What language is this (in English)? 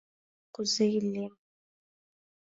Mari